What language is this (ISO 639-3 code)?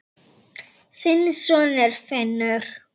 isl